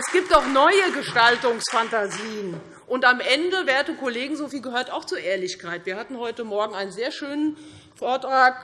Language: German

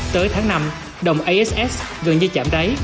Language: Vietnamese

